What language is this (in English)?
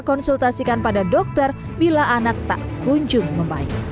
Indonesian